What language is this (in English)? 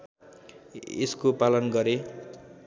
Nepali